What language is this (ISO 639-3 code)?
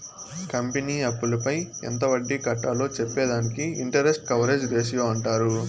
tel